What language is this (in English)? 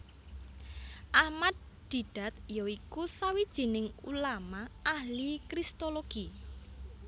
Javanese